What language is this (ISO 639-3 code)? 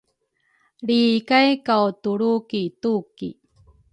dru